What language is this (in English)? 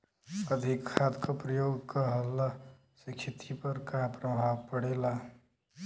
Bhojpuri